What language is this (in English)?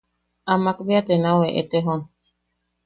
Yaqui